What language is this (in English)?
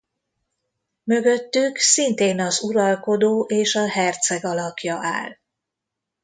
Hungarian